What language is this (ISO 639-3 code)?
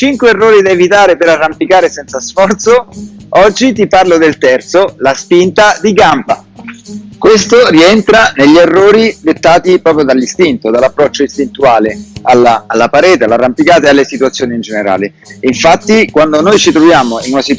ita